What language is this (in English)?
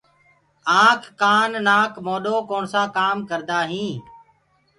Gurgula